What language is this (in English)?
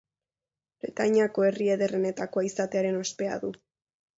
Basque